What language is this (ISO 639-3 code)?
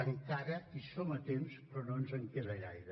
cat